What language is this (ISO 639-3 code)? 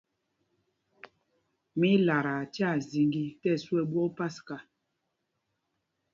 mgg